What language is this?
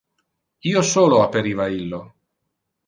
Interlingua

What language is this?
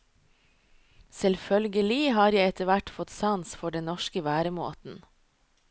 Norwegian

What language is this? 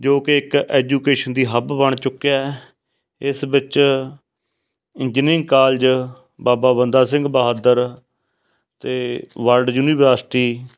Punjabi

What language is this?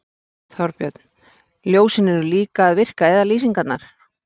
Icelandic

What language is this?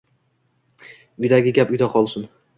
Uzbek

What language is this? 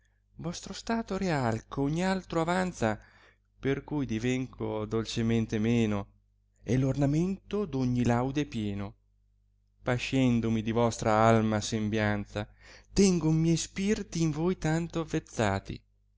Italian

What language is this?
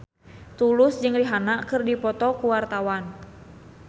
Sundanese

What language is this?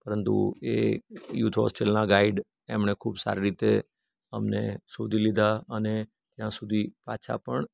Gujarati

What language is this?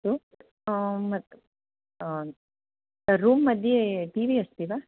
Sanskrit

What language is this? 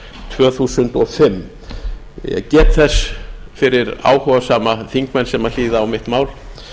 Icelandic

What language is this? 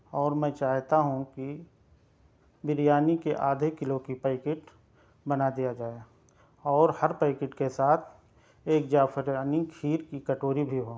Urdu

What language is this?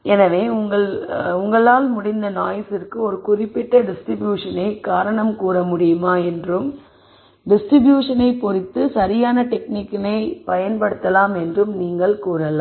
Tamil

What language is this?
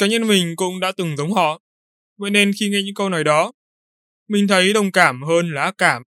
Vietnamese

